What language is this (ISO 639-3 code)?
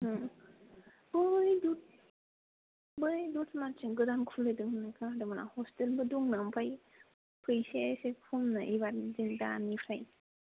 brx